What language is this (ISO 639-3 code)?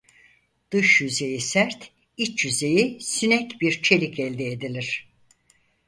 tur